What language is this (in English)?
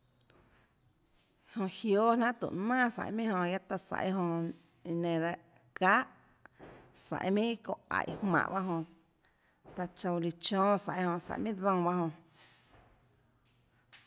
Tlacoatzintepec Chinantec